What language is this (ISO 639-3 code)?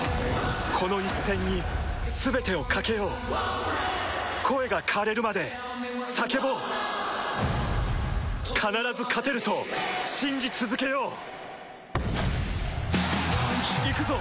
jpn